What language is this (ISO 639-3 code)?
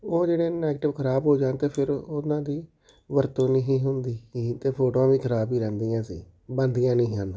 pan